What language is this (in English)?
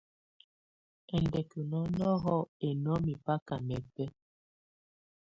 Tunen